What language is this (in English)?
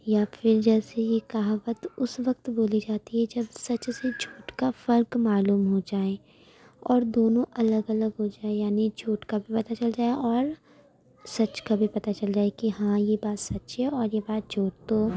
Urdu